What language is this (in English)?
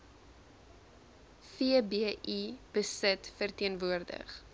Afrikaans